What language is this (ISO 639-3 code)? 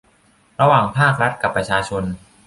tha